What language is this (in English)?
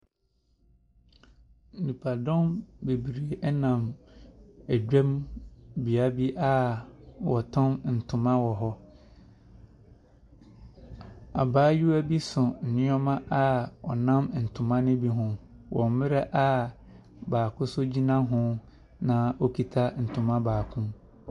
Akan